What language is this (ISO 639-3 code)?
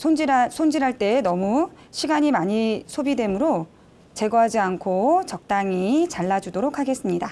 kor